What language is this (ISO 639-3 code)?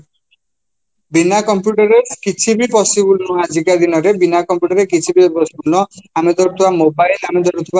ori